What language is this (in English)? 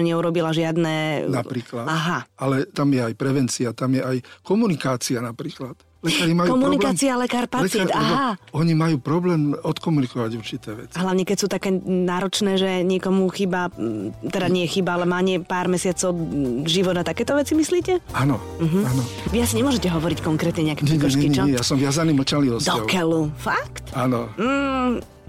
Slovak